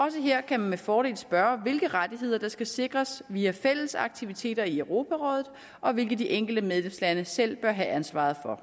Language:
Danish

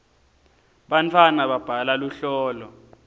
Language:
Swati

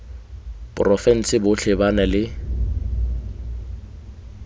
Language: Tswana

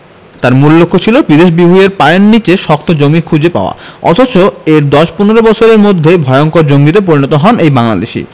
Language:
Bangla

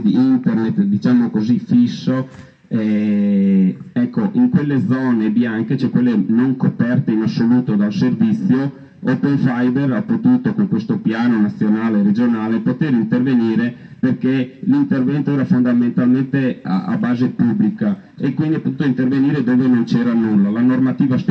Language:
Italian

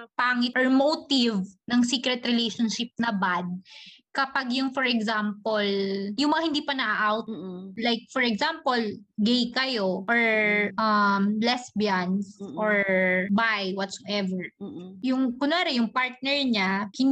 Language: Filipino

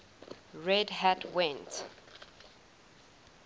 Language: English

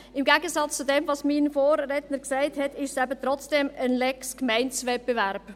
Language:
Swiss German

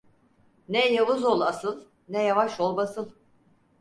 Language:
Turkish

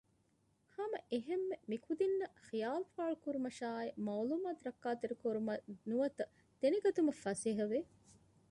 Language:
Divehi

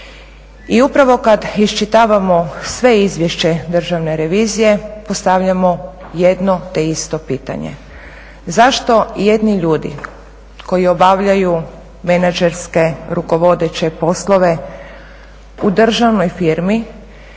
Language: Croatian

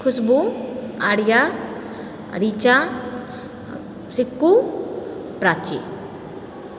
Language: Maithili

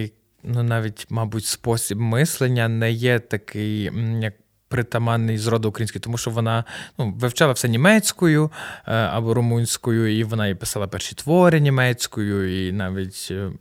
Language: Ukrainian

